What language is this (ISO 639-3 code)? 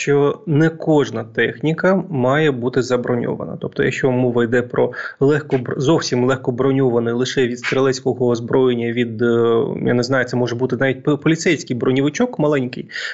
ukr